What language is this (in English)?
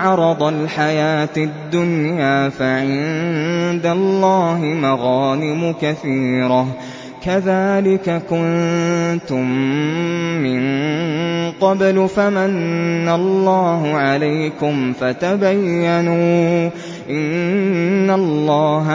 Arabic